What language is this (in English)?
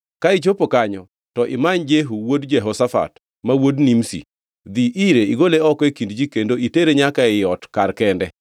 Luo (Kenya and Tanzania)